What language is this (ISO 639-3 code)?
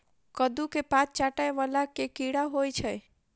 mai